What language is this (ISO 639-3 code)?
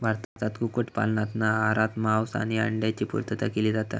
mar